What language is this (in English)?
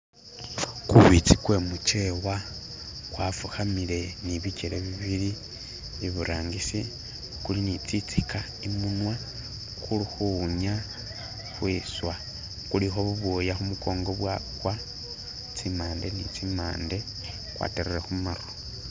Masaaba